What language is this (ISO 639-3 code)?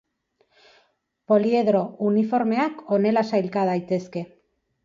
eus